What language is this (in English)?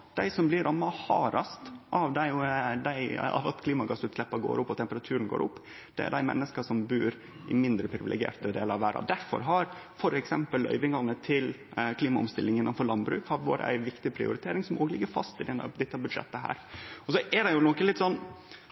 Norwegian Nynorsk